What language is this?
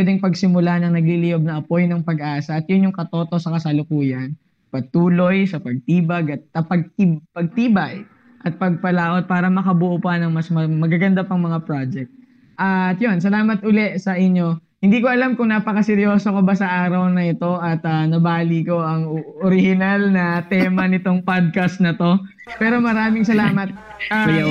Filipino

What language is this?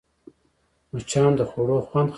Pashto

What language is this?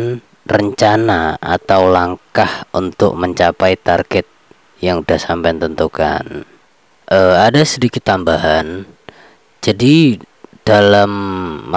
Indonesian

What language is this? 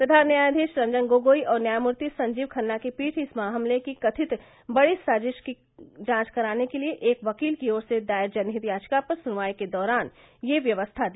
Hindi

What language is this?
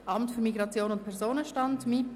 Swiss German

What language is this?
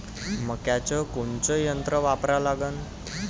Marathi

